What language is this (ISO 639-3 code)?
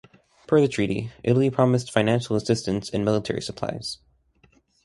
eng